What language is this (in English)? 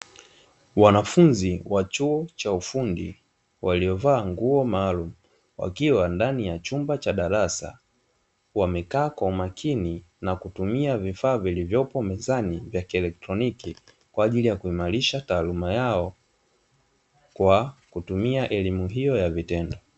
Swahili